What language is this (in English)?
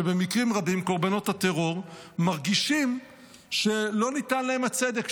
Hebrew